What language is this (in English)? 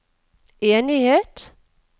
Norwegian